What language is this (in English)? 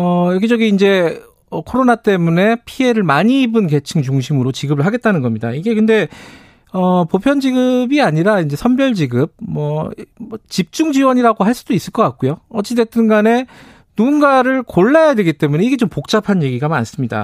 Korean